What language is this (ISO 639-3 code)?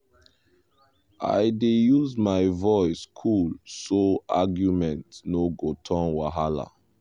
pcm